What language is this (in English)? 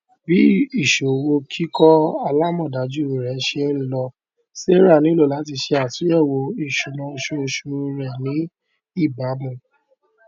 Yoruba